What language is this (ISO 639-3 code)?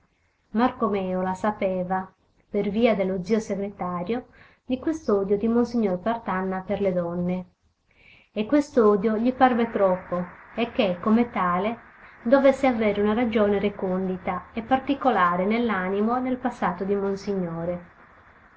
ita